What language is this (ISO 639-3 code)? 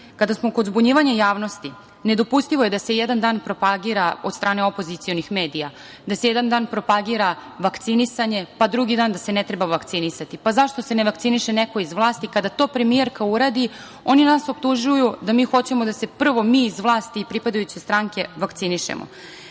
srp